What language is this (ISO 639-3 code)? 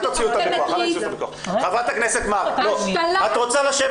heb